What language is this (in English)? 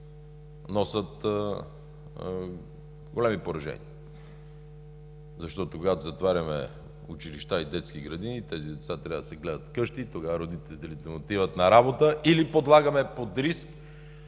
Bulgarian